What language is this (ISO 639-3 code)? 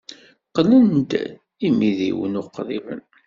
kab